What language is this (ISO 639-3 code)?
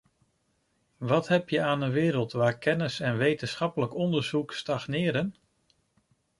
nld